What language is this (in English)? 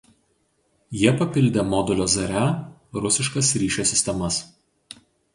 Lithuanian